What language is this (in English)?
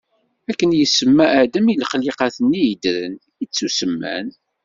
Kabyle